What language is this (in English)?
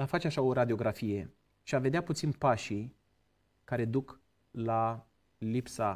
Romanian